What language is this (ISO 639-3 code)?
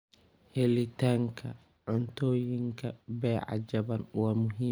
som